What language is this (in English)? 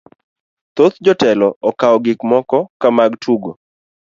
Luo (Kenya and Tanzania)